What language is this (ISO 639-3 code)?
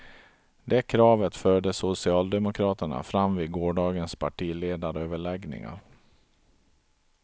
swe